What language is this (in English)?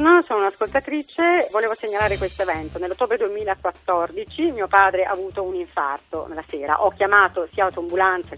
Italian